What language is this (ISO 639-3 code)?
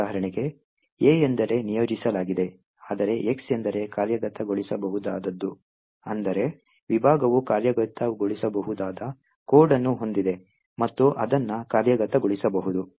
kan